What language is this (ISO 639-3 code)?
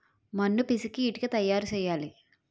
tel